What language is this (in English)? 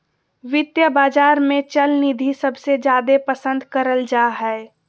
Magahi